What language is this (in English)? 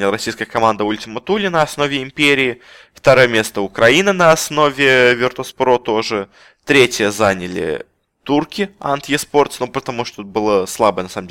Russian